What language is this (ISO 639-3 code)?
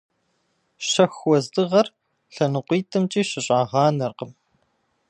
kbd